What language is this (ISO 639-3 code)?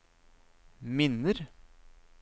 nor